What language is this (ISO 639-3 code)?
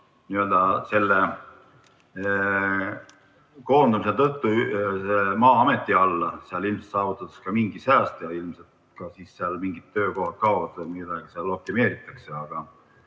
est